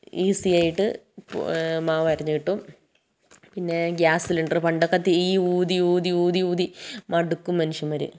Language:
Malayalam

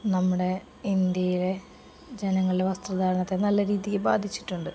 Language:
Malayalam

